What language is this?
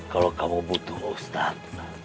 Indonesian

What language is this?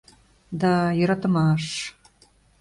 Mari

